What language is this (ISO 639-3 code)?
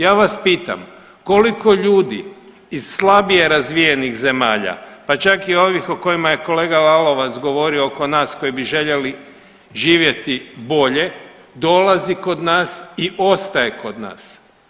hrv